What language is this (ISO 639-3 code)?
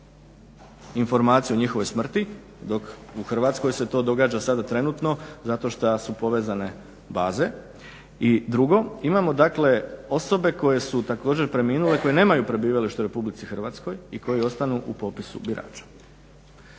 hrv